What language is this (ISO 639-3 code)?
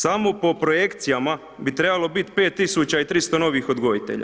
hrv